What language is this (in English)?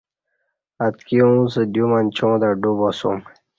Kati